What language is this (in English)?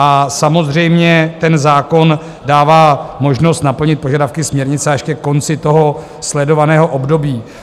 Czech